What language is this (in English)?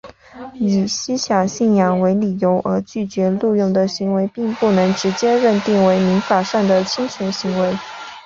Chinese